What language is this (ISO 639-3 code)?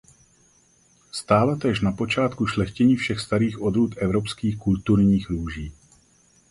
ces